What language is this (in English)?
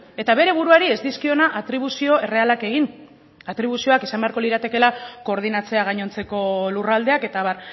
Basque